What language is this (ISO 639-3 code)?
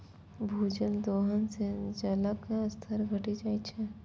mai